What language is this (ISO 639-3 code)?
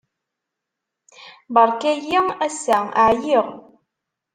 kab